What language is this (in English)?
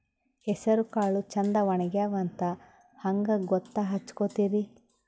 Kannada